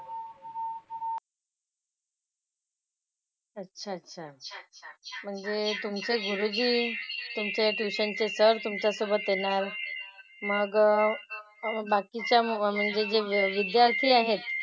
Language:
Marathi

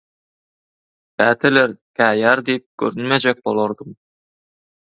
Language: Turkmen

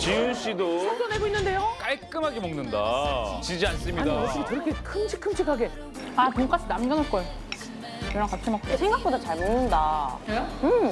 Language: Korean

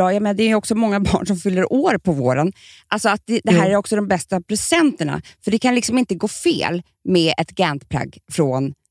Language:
Swedish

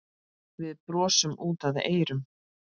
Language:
Icelandic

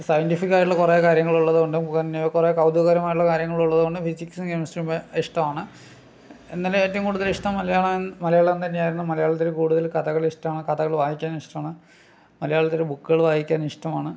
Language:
Malayalam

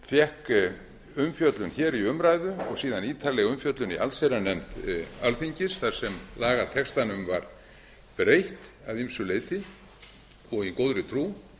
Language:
Icelandic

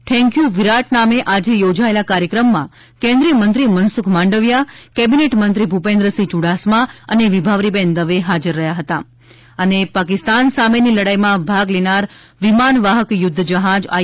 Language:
Gujarati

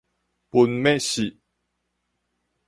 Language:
Min Nan Chinese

